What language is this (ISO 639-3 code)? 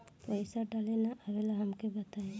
bho